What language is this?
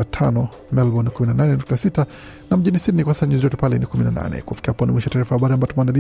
Swahili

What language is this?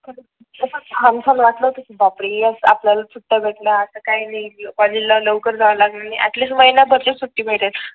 Marathi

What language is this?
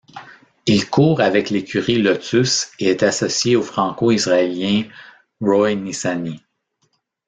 French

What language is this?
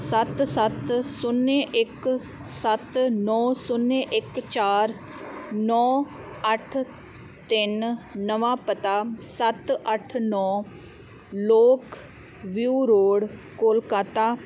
Punjabi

